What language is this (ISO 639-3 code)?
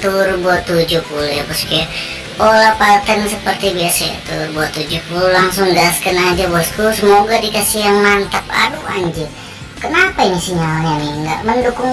ind